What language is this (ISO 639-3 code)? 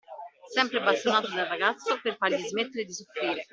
ita